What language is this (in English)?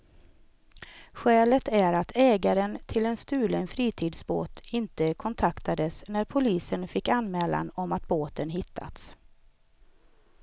Swedish